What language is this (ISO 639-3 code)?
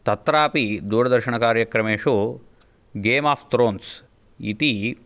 san